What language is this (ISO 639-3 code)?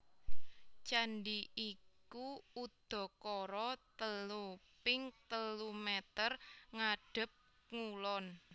jav